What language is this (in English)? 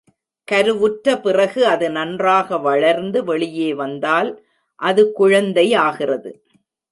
Tamil